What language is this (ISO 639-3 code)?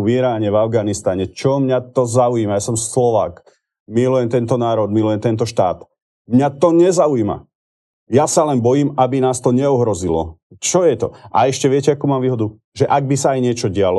slk